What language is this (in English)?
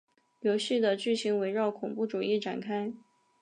Chinese